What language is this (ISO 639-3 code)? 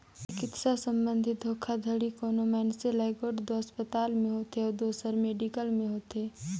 hne